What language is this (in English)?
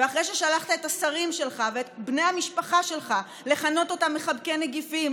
Hebrew